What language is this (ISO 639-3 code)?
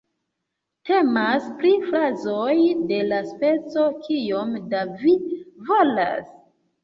epo